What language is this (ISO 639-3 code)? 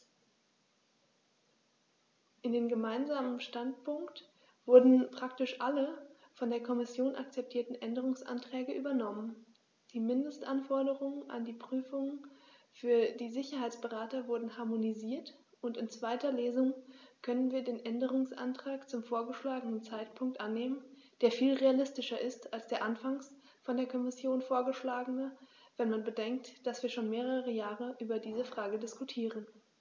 deu